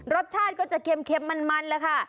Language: Thai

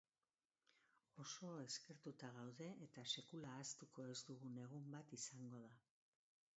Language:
Basque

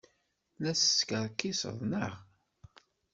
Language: Kabyle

